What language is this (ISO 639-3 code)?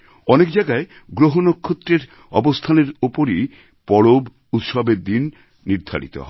ben